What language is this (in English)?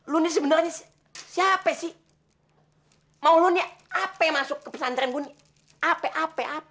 Indonesian